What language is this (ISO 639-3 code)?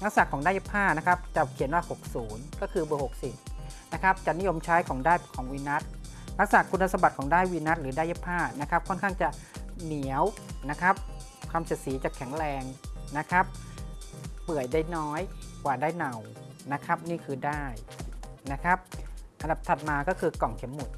tha